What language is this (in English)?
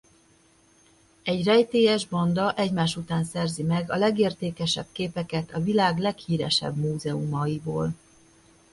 Hungarian